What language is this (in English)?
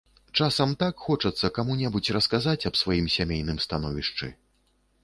Belarusian